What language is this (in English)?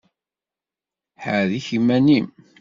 Kabyle